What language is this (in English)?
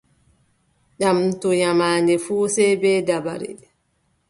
Adamawa Fulfulde